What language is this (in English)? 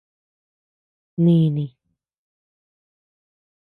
Tepeuxila Cuicatec